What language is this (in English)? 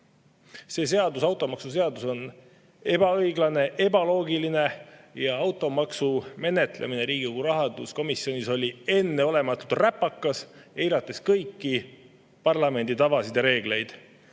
Estonian